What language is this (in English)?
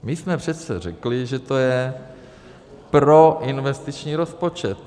Czech